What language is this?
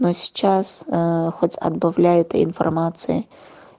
Russian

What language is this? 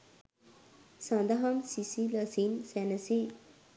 Sinhala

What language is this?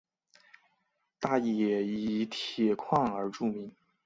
Chinese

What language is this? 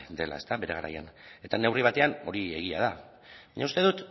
Basque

